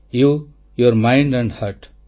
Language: Odia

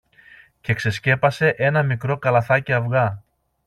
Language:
Greek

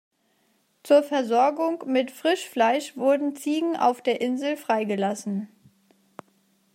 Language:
German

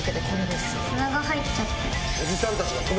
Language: Japanese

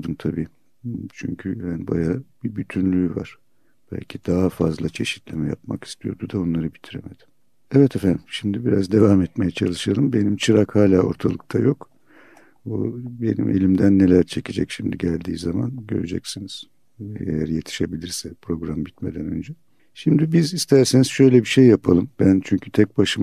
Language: Turkish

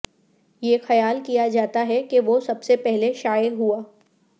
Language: Urdu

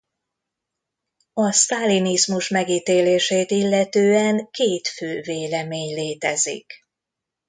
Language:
Hungarian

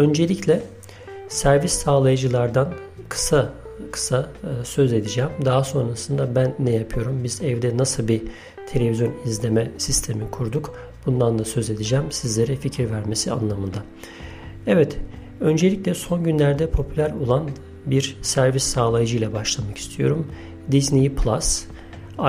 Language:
Turkish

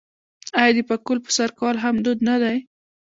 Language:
Pashto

